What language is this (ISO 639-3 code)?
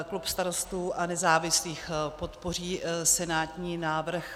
ces